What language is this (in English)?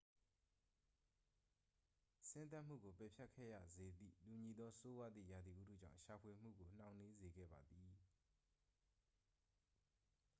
Burmese